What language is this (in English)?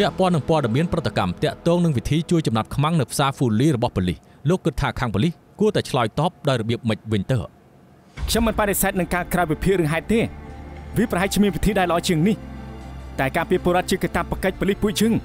Thai